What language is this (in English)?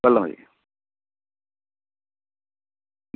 Malayalam